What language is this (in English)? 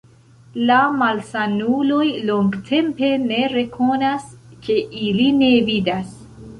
Esperanto